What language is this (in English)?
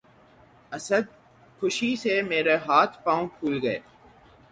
Urdu